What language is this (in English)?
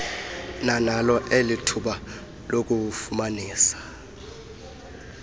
Xhosa